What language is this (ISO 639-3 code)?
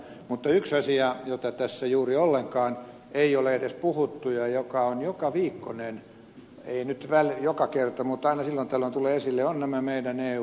fin